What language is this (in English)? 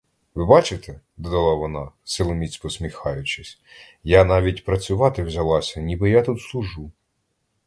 Ukrainian